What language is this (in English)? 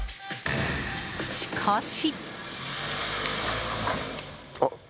Japanese